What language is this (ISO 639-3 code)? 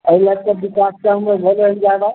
mai